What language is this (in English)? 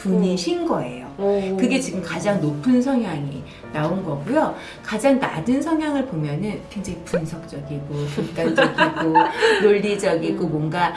Korean